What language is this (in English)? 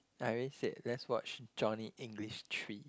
English